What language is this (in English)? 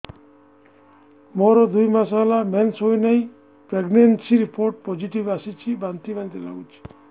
Odia